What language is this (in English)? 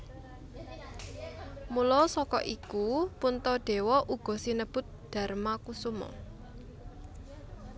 Javanese